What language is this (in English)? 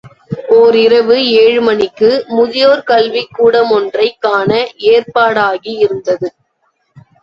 Tamil